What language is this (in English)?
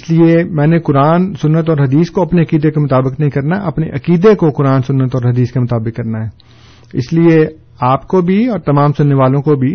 Urdu